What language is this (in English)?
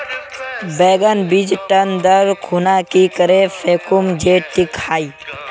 Magahi